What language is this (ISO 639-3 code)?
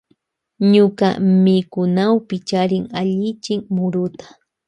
qvj